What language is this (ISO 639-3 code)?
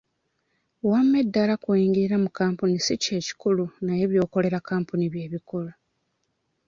lug